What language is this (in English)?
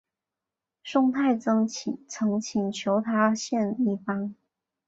Chinese